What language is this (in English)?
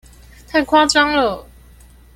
Chinese